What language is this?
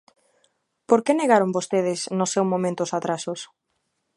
Galician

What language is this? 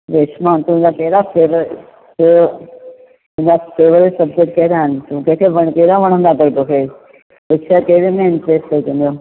Sindhi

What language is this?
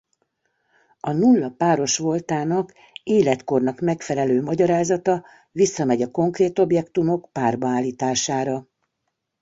Hungarian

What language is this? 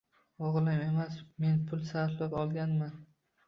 Uzbek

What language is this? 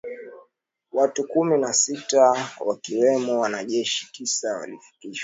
Swahili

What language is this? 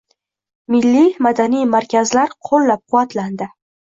Uzbek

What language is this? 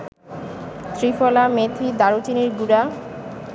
Bangla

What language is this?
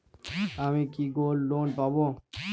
Bangla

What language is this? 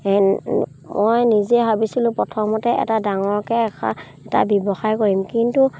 Assamese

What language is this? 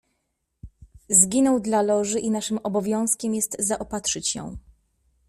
Polish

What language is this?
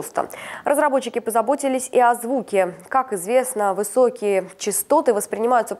Russian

